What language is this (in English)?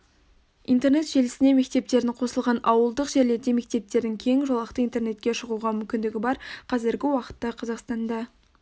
Kazakh